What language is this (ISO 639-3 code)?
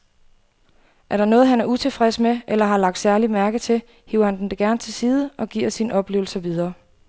dan